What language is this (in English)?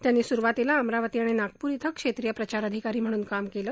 Marathi